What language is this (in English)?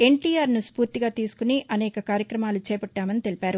Telugu